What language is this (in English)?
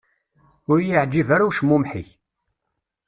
Kabyle